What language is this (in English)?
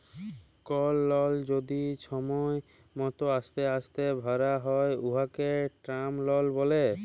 Bangla